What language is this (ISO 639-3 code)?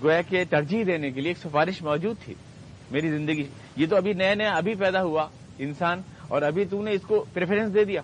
urd